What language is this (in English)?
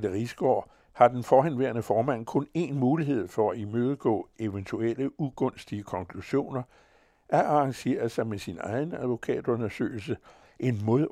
Danish